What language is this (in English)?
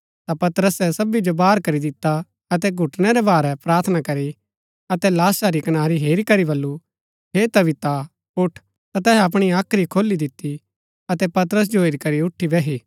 Gaddi